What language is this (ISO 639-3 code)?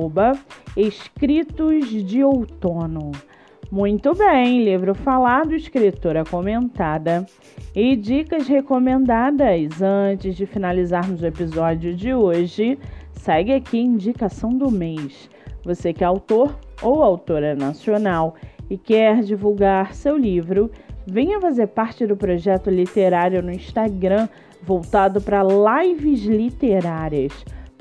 por